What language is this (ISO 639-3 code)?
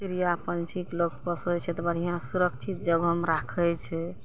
mai